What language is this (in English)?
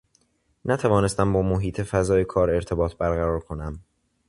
Persian